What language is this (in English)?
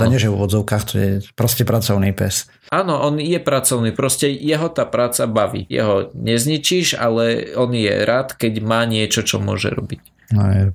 Slovak